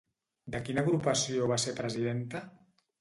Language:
Catalan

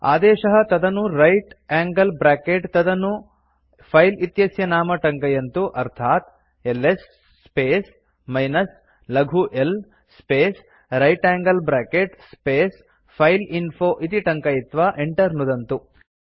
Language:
Sanskrit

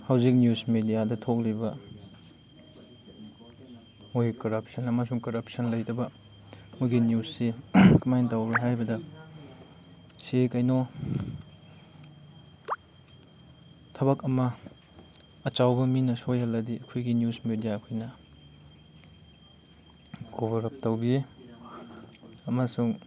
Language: Manipuri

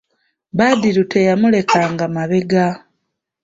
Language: Ganda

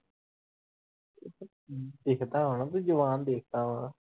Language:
Punjabi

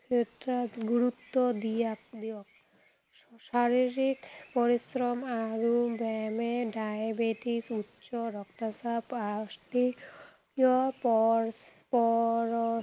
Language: Assamese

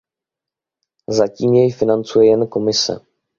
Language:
Czech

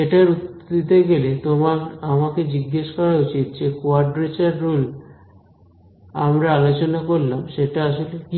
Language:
Bangla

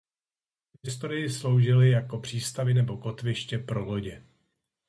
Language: Czech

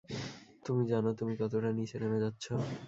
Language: Bangla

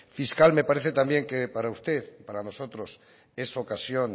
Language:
Spanish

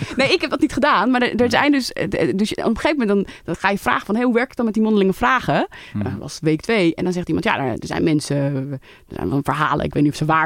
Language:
Dutch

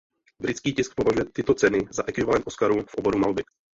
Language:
Czech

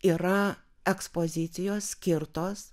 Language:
Lithuanian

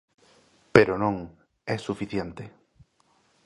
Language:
Galician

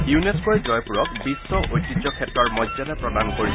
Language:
Assamese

